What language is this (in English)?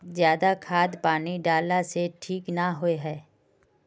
Magahi